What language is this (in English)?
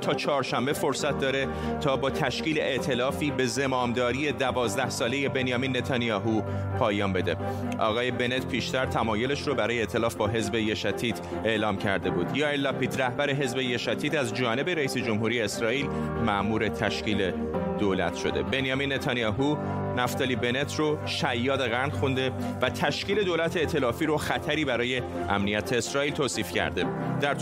Persian